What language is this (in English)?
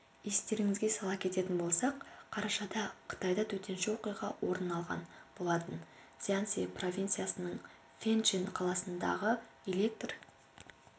Kazakh